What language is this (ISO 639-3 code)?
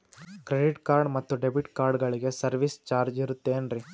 kan